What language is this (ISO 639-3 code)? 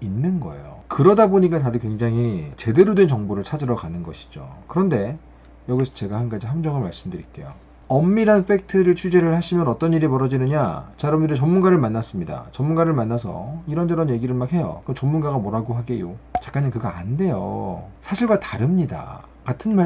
kor